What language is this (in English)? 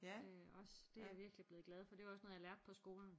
Danish